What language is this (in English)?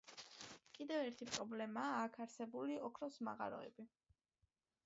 Georgian